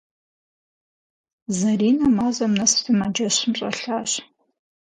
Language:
Kabardian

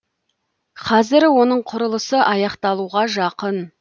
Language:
Kazakh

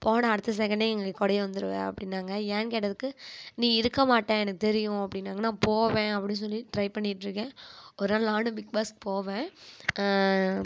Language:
Tamil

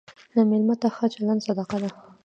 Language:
Pashto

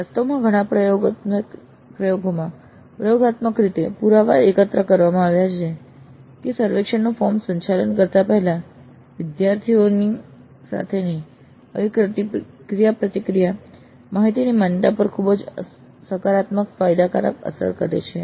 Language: Gujarati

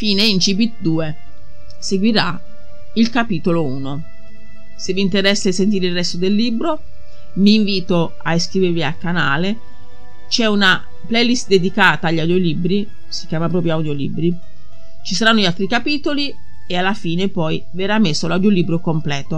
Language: Italian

